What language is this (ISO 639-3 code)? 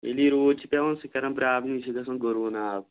kas